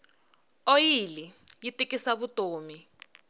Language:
Tsonga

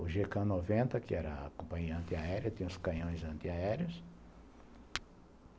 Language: Portuguese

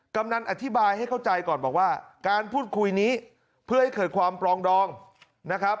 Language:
Thai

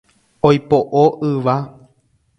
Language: Guarani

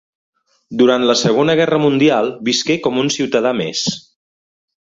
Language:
Catalan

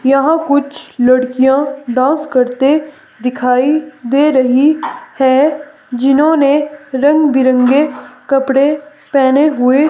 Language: Hindi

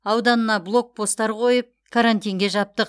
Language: Kazakh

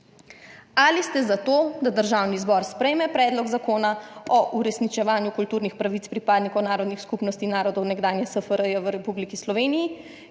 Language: Slovenian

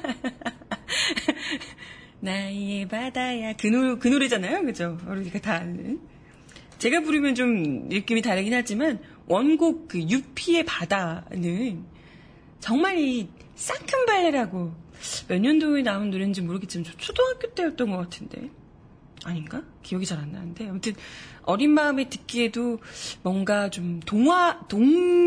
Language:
Korean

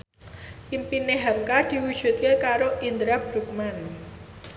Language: Javanese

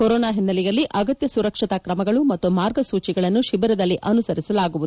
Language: Kannada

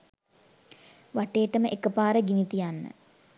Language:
Sinhala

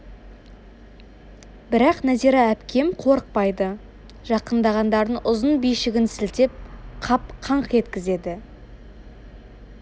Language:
Kazakh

